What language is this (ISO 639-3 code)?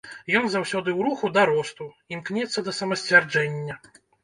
bel